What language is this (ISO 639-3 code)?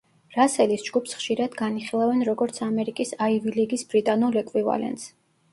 kat